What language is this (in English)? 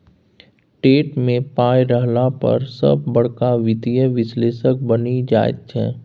Maithili